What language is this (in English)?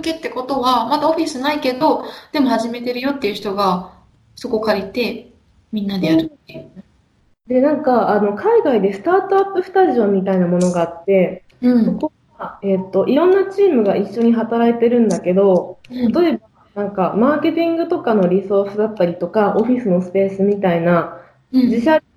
Japanese